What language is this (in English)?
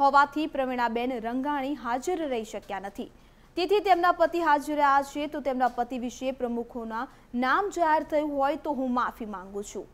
Gujarati